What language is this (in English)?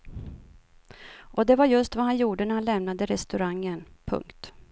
Swedish